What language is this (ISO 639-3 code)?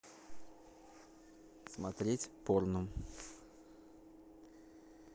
rus